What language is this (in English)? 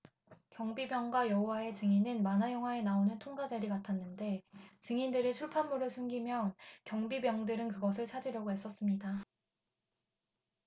Korean